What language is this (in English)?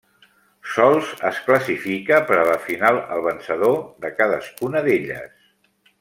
Catalan